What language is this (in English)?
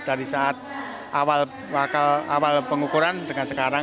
Indonesian